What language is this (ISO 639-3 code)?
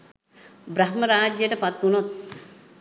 sin